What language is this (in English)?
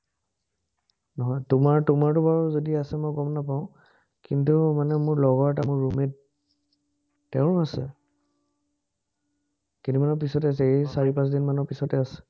Assamese